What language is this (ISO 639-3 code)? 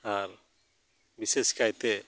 sat